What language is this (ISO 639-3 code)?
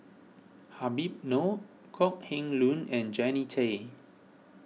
eng